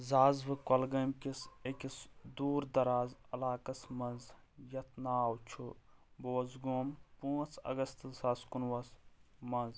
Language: Kashmiri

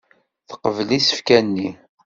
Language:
Kabyle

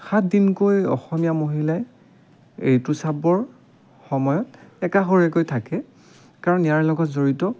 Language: Assamese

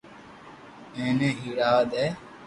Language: Loarki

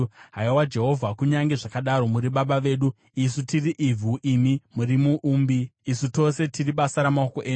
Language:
Shona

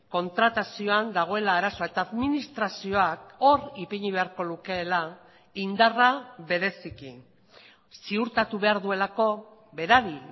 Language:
Basque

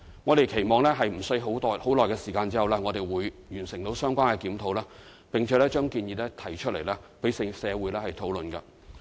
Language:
Cantonese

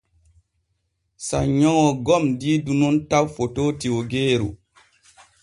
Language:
Borgu Fulfulde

